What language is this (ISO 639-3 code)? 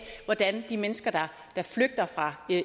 dan